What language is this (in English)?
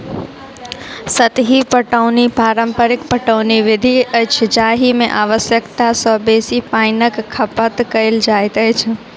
Maithili